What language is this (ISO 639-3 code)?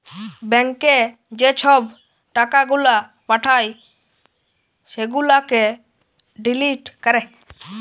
ben